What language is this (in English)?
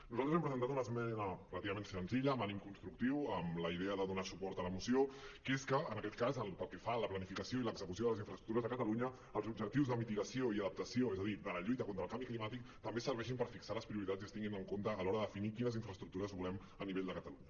Catalan